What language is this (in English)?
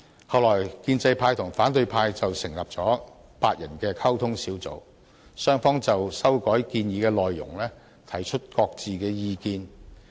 Cantonese